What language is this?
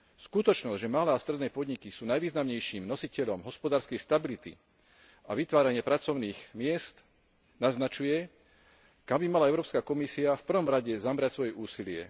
Slovak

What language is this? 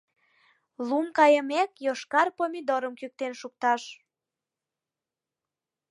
Mari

